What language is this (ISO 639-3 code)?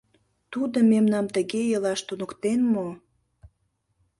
chm